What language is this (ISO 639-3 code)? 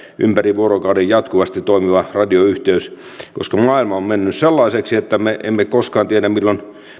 fin